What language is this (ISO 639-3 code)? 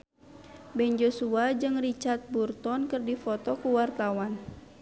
sun